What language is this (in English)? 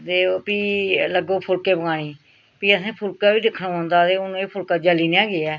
Dogri